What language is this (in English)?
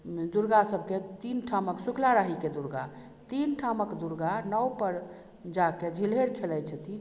Maithili